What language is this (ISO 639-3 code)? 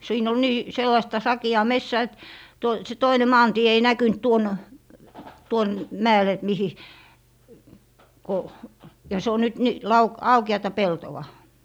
fin